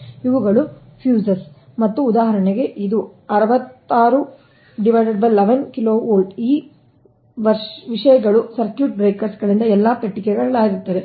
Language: Kannada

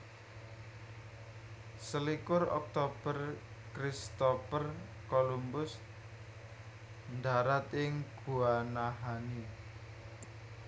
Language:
Javanese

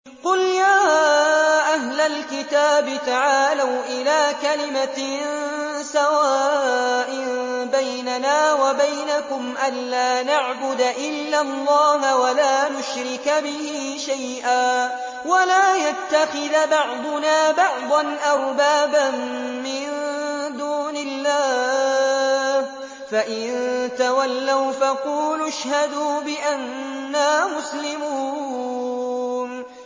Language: Arabic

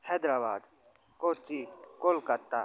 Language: Sanskrit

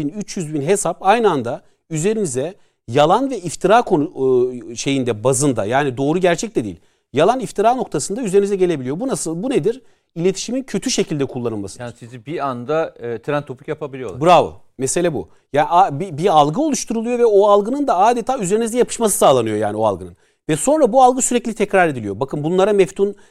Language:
Turkish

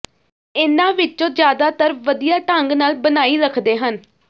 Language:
Punjabi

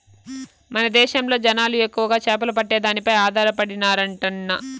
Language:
Telugu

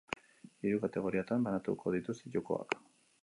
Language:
Basque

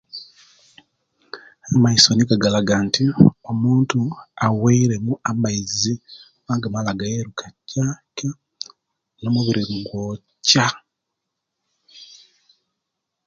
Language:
Kenyi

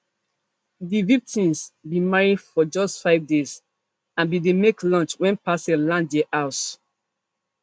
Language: Nigerian Pidgin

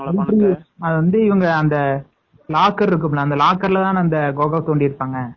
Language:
Tamil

